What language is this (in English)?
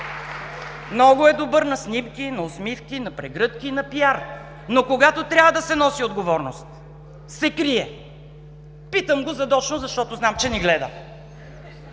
Bulgarian